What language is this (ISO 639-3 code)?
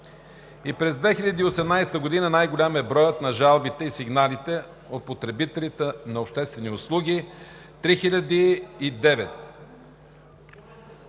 bul